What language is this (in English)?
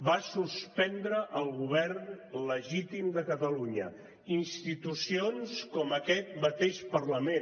Catalan